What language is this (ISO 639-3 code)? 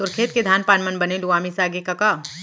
hne